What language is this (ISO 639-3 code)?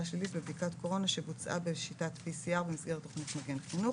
heb